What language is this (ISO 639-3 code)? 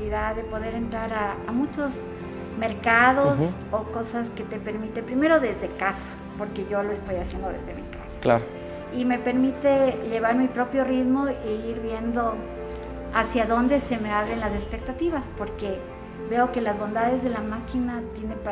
spa